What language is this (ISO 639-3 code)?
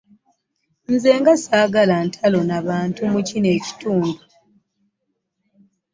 lug